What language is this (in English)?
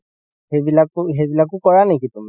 Assamese